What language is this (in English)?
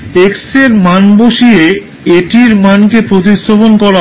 Bangla